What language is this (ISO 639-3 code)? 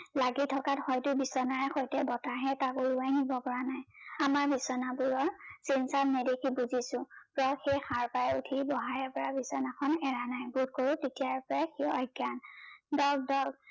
asm